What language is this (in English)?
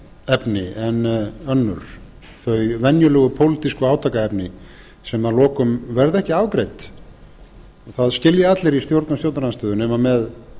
Icelandic